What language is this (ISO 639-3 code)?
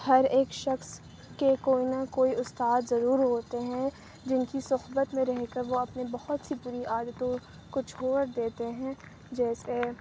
urd